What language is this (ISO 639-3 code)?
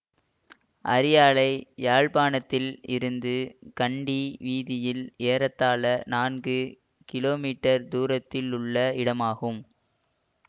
tam